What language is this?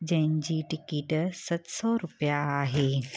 Sindhi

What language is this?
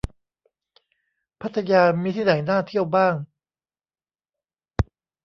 Thai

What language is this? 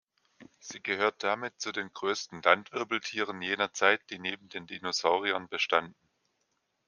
German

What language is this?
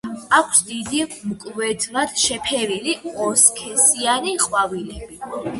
Georgian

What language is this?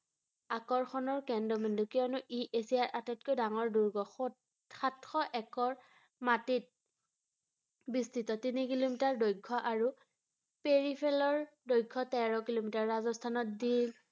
Assamese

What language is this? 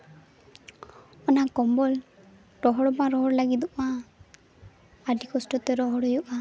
Santali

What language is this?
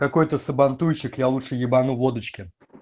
Russian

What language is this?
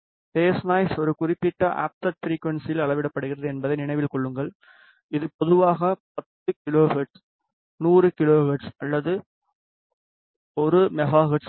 Tamil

